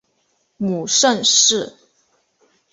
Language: Chinese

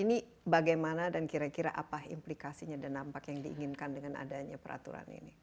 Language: Indonesian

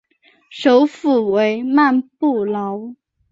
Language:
Chinese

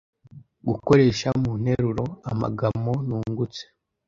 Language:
Kinyarwanda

